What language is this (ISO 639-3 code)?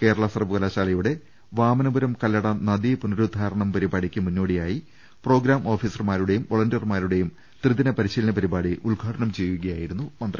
mal